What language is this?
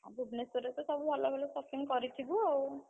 Odia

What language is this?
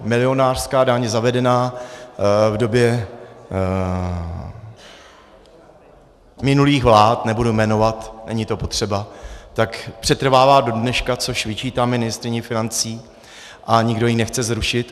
Czech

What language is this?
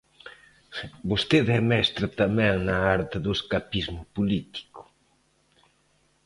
Galician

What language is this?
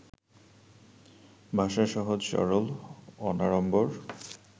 Bangla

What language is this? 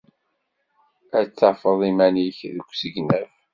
Kabyle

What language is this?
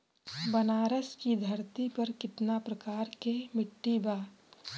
Bhojpuri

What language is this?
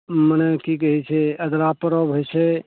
Maithili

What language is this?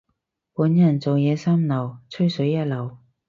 Cantonese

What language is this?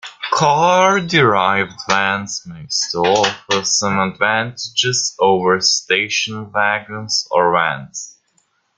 English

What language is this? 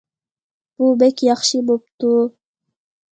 Uyghur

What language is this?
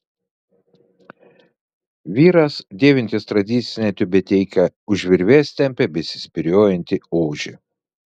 Lithuanian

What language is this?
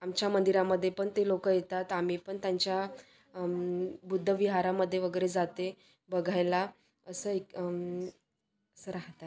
Marathi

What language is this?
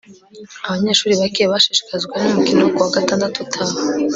Kinyarwanda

